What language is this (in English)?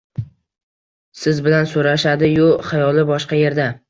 Uzbek